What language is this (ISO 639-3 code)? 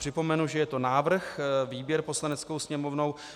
ces